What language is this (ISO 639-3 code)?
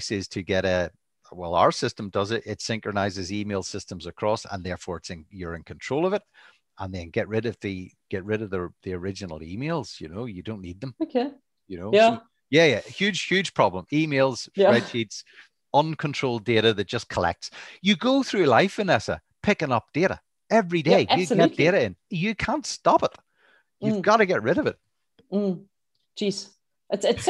eng